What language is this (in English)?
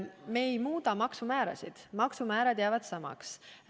Estonian